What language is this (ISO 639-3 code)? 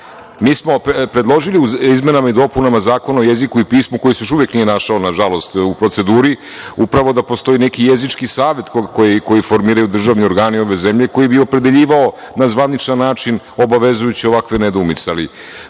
srp